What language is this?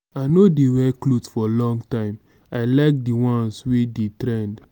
Nigerian Pidgin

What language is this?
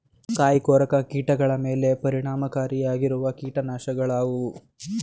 Kannada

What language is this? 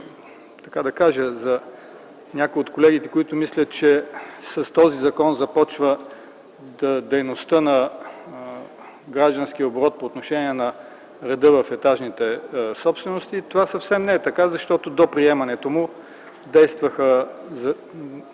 Bulgarian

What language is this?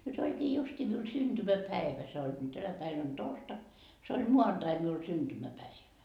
Finnish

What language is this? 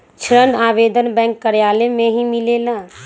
Magahi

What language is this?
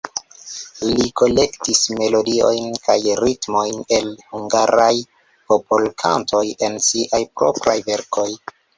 Esperanto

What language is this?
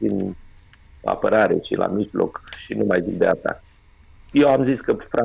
Romanian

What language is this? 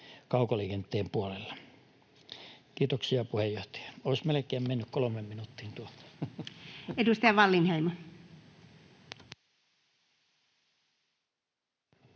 Finnish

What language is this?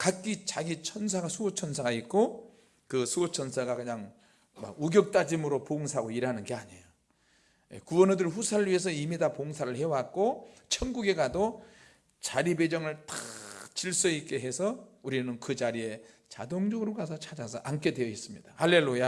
Korean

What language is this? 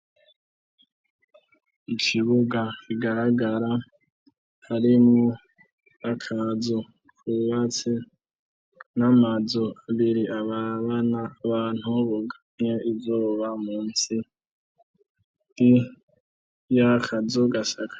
Rundi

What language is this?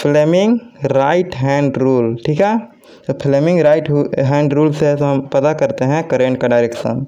Hindi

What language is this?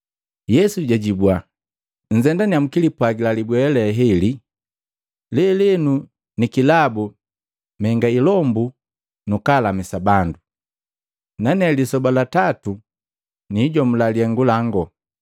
Matengo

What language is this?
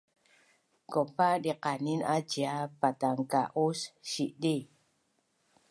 Bunun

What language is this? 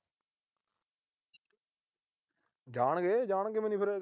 Punjabi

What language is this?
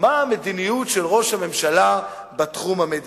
Hebrew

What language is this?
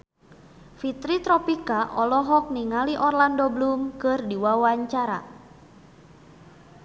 Sundanese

